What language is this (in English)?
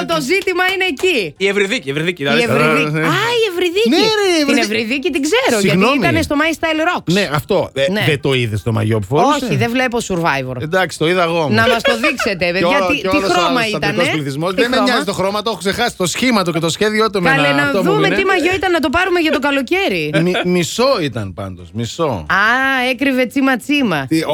Greek